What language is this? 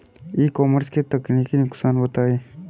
Hindi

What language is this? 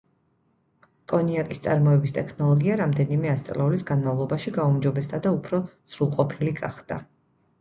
Georgian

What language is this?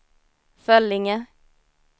Swedish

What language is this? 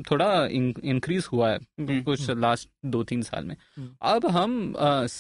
Hindi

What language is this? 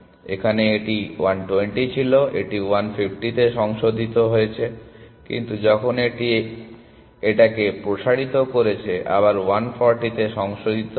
Bangla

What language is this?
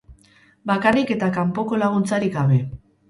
Basque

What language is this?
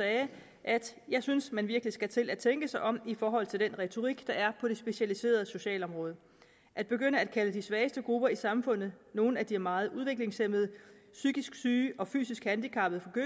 Danish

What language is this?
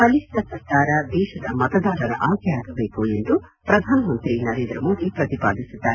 Kannada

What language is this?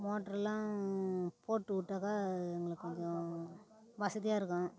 Tamil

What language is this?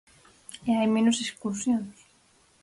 Galician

